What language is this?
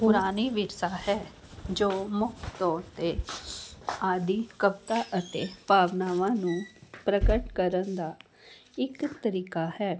Punjabi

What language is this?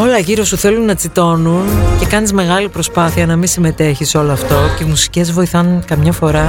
Greek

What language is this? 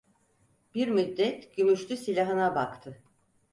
Turkish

